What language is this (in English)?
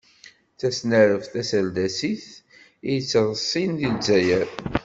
Kabyle